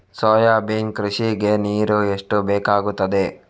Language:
Kannada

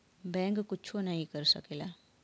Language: Bhojpuri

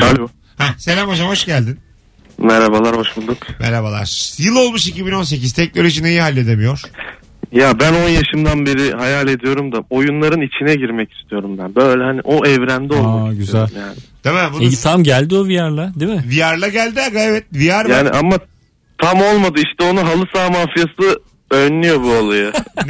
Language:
Turkish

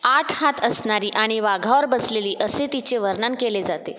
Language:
Marathi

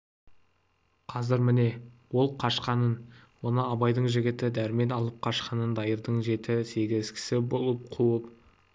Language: Kazakh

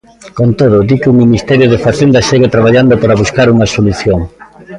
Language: Galician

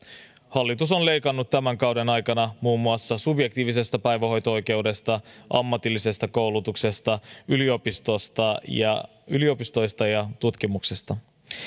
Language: Finnish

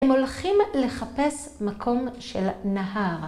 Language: Hebrew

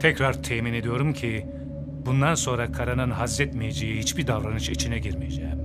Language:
Turkish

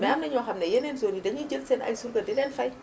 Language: Wolof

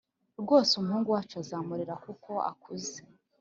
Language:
Kinyarwanda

